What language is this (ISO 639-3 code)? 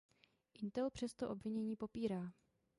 ces